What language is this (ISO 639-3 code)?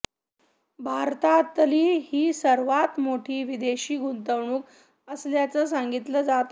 mar